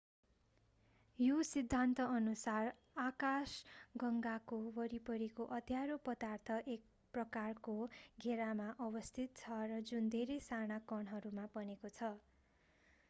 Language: Nepali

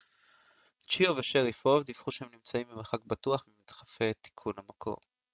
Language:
Hebrew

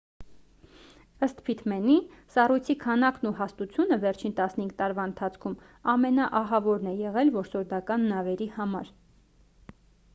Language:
Armenian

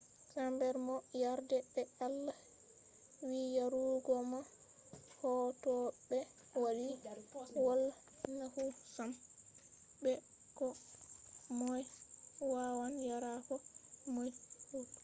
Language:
Fula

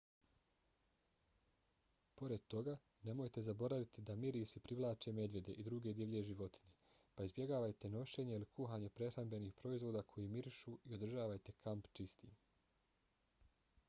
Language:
Bosnian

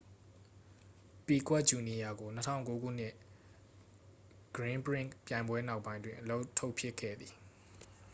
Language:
Burmese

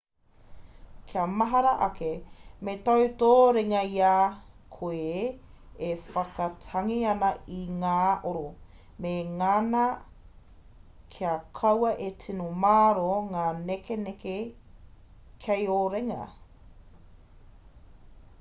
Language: Māori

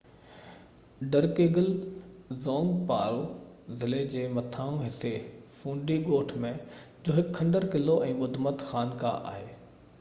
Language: Sindhi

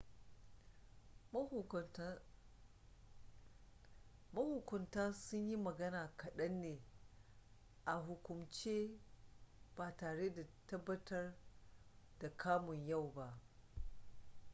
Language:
Hausa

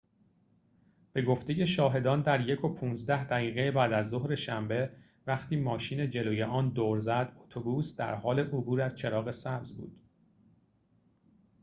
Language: Persian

